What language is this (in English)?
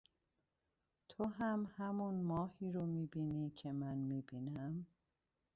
Persian